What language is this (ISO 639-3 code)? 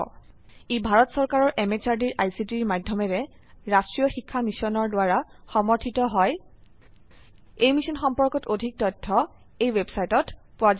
asm